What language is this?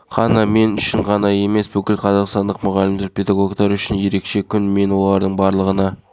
Kazakh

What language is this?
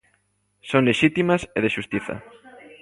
Galician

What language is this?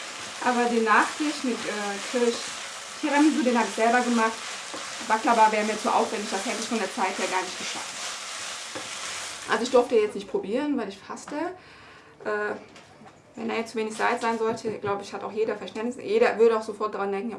German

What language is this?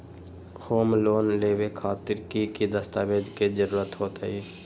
Magahi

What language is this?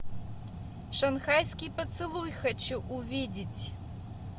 Russian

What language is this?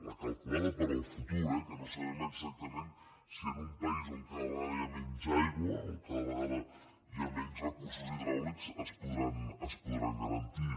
Catalan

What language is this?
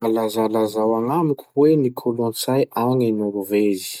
Masikoro Malagasy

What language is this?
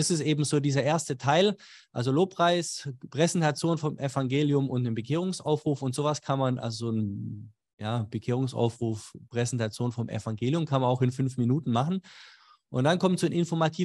German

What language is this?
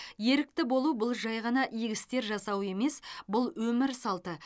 Kazakh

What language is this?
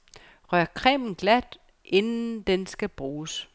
Danish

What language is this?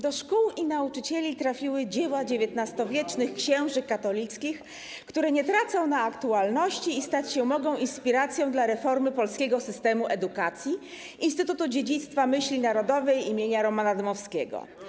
Polish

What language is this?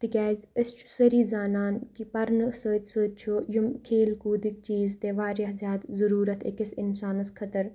Kashmiri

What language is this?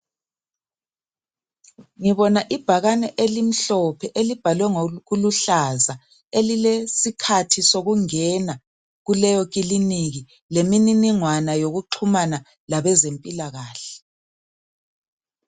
North Ndebele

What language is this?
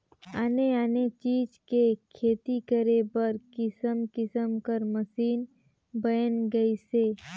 Chhattisgarhi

